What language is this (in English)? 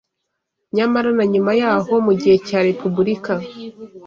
Kinyarwanda